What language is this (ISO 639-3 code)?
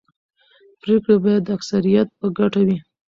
pus